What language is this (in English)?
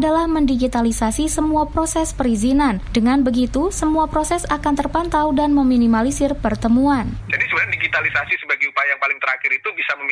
Indonesian